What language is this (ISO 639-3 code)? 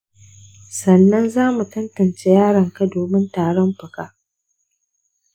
hau